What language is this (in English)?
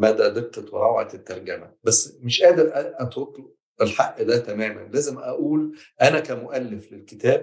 Arabic